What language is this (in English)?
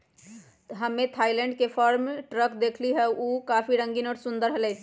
Magahi